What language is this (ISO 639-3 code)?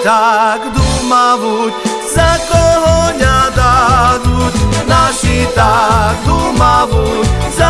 slk